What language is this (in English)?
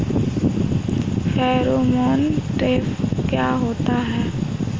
Hindi